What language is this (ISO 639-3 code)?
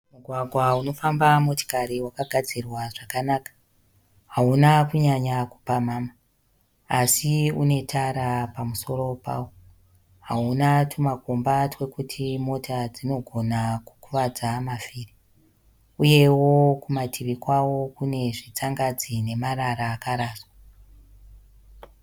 sna